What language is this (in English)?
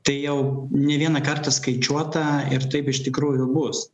Lithuanian